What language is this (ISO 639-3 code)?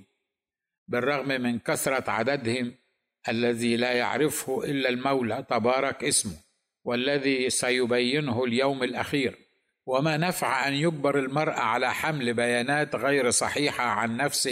ara